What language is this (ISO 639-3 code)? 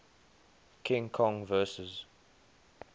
eng